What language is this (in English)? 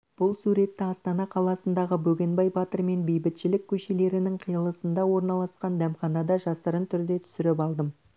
Kazakh